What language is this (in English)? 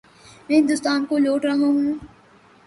Urdu